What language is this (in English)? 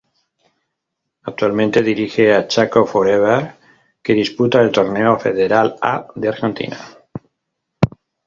Spanish